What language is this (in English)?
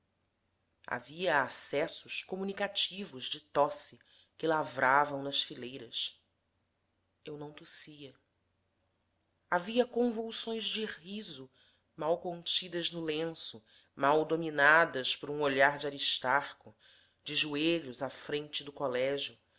Portuguese